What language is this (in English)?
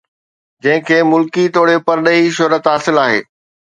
Sindhi